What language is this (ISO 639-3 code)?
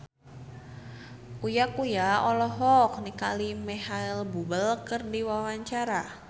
sun